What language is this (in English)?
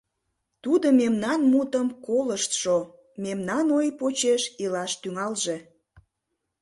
Mari